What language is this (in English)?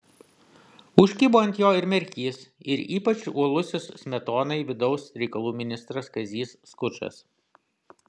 Lithuanian